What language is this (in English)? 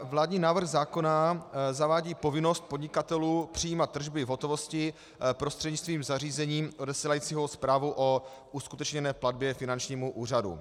Czech